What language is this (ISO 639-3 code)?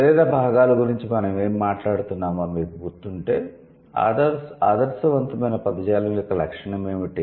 tel